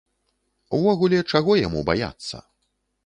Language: Belarusian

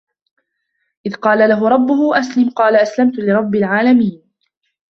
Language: Arabic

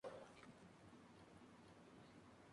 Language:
Spanish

